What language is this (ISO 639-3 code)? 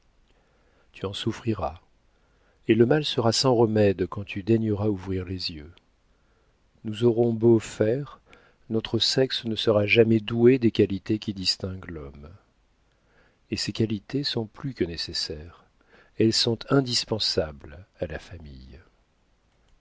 fra